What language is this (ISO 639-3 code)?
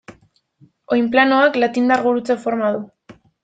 eus